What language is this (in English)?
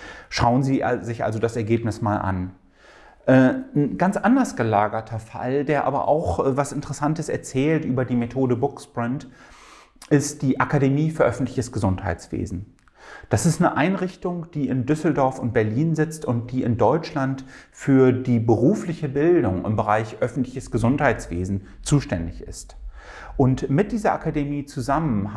German